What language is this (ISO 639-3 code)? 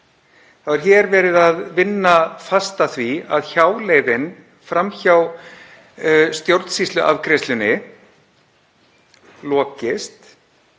isl